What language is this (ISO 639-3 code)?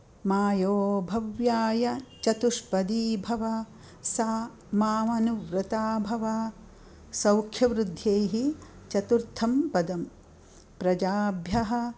san